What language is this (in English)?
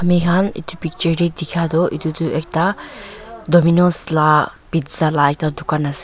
Naga Pidgin